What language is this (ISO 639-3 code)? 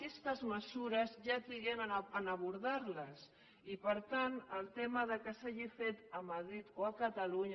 cat